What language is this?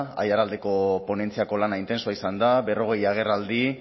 Basque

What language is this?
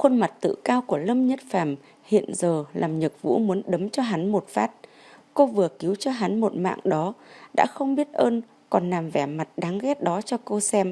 Vietnamese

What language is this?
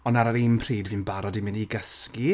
Welsh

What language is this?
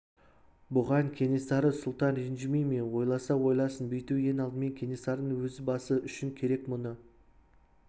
Kazakh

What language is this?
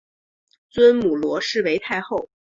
Chinese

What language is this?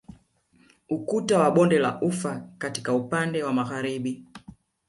Swahili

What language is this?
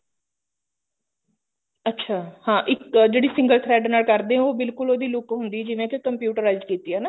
Punjabi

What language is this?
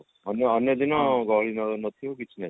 Odia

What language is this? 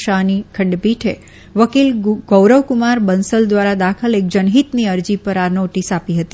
Gujarati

